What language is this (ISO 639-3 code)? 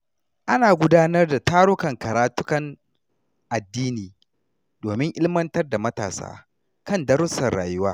hau